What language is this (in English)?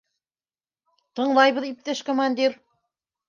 Bashkir